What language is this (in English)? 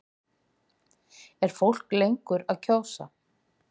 Icelandic